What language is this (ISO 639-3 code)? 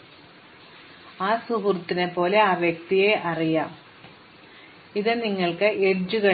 mal